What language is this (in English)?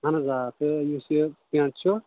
Kashmiri